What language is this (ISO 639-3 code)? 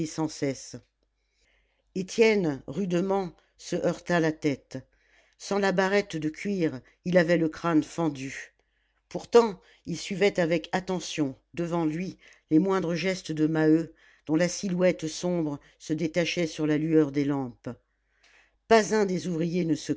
fra